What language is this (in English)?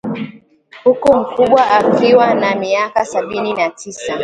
Swahili